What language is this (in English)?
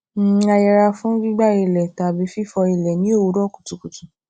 Yoruba